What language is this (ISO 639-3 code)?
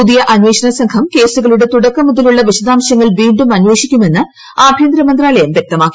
mal